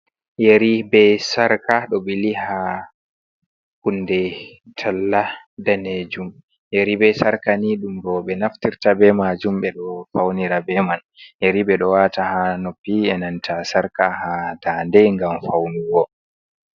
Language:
Fula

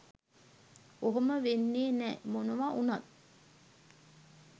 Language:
Sinhala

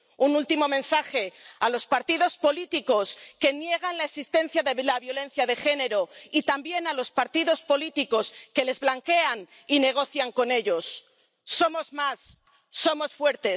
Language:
Spanish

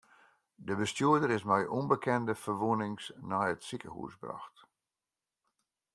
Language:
Western Frisian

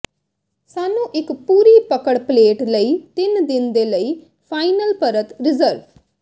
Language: Punjabi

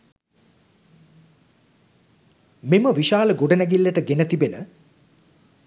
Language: Sinhala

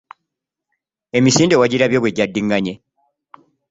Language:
Ganda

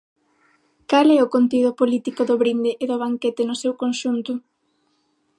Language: Galician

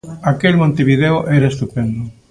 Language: Galician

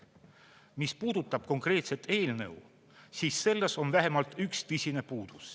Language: Estonian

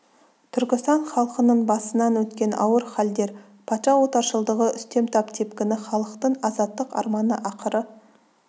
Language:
Kazakh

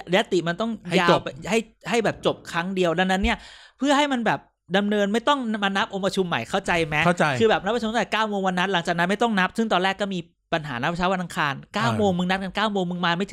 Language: Thai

